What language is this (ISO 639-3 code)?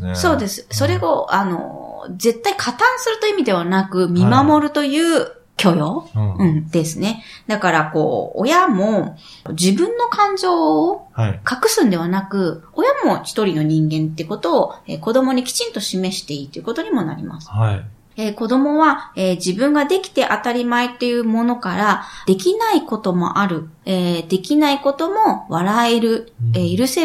jpn